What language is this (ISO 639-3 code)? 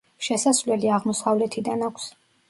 kat